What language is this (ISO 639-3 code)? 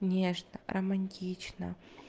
rus